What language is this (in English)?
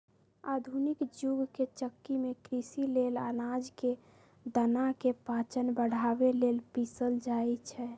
Magahi